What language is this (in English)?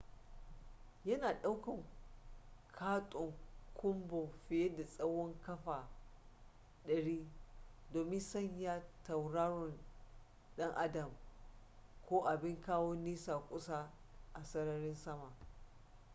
Hausa